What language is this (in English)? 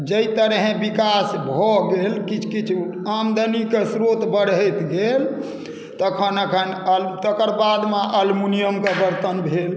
Maithili